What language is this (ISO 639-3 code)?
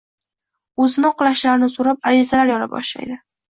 uzb